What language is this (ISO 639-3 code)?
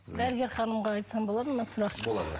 kaz